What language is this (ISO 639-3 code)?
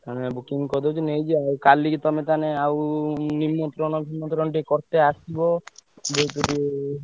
ori